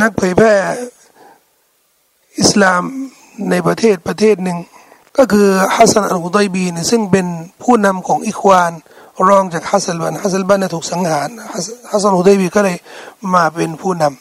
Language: Thai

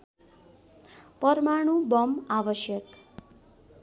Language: Nepali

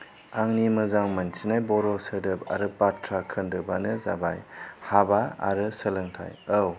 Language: Bodo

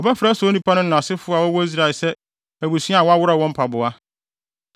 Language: Akan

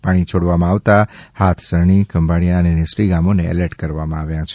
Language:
Gujarati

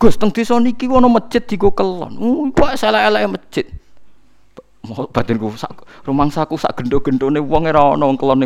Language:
Indonesian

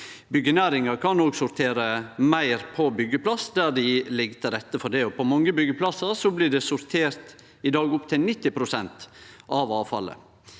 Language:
Norwegian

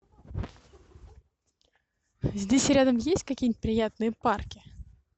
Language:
Russian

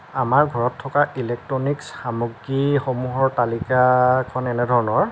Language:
Assamese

